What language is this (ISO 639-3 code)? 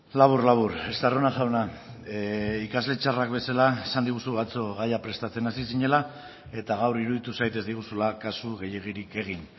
eus